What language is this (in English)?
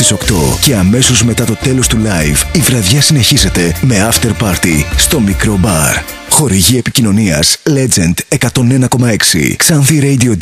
Greek